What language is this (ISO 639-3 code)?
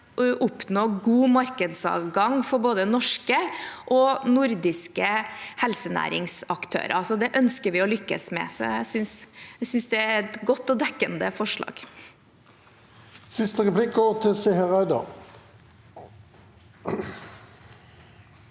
nor